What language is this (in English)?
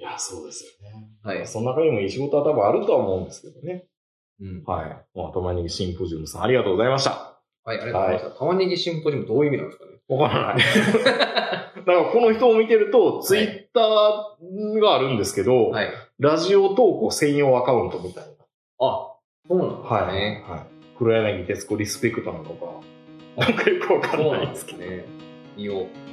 Japanese